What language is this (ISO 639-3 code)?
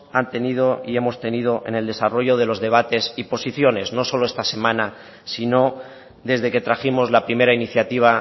spa